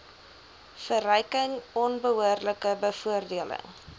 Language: Afrikaans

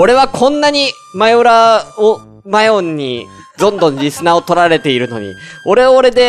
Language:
Japanese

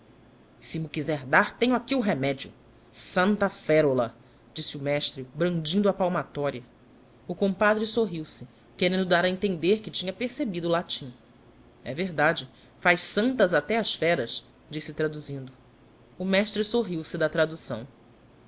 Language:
Portuguese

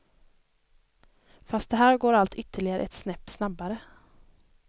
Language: Swedish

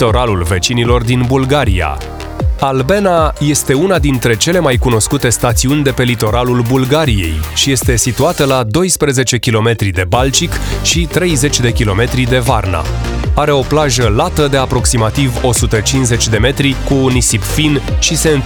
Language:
Romanian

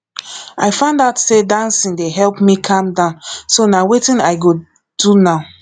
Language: Nigerian Pidgin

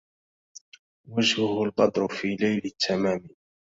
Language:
Arabic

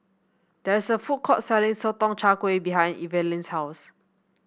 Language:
English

